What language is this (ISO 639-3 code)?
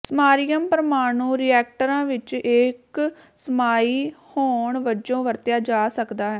pan